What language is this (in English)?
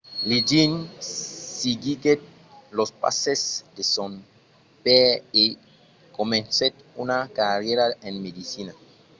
Occitan